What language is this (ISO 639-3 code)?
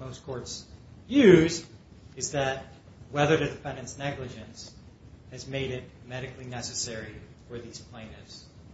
eng